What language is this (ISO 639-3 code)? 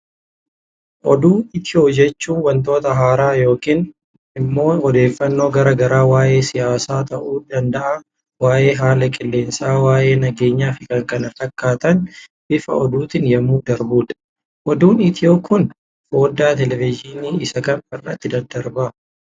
orm